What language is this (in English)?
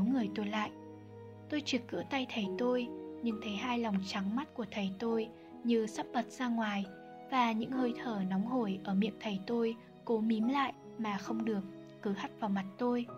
Vietnamese